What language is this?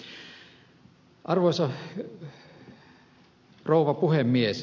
Finnish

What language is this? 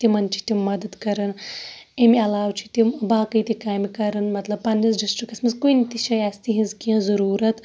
Kashmiri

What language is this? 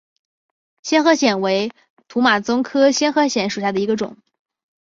Chinese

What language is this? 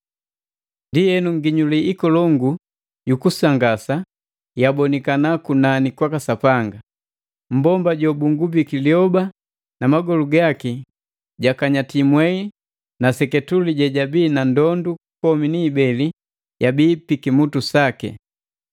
Matengo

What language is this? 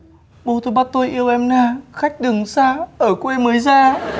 Vietnamese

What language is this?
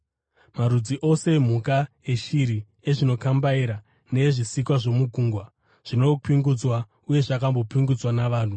Shona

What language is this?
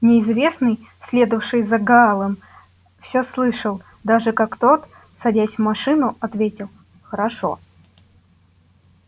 Russian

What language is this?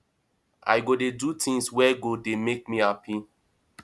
Nigerian Pidgin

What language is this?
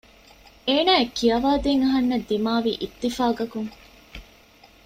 Divehi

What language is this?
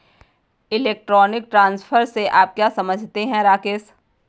Hindi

